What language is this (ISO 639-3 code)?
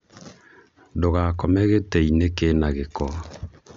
kik